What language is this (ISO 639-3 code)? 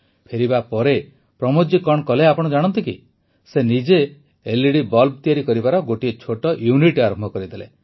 ori